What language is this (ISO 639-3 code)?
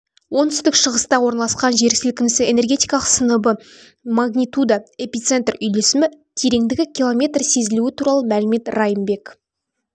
kaz